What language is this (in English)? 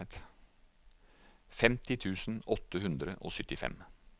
Norwegian